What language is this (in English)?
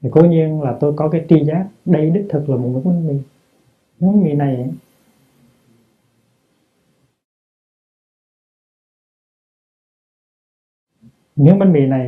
Vietnamese